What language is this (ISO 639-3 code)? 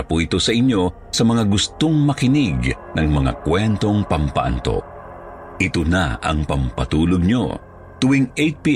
fil